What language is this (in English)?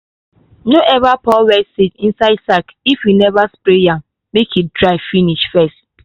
Nigerian Pidgin